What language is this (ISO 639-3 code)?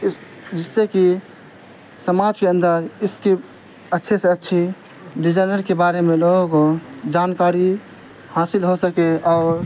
urd